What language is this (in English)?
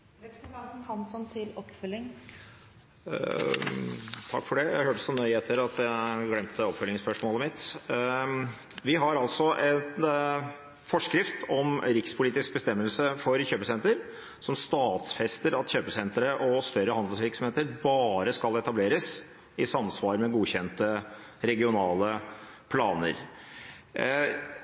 Norwegian Bokmål